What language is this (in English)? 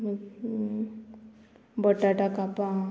Konkani